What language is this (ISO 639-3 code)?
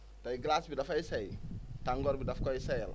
wol